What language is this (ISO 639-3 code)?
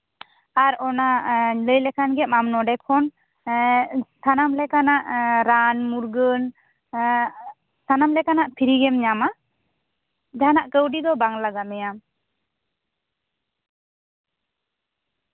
sat